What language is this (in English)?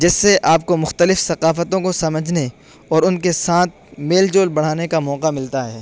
Urdu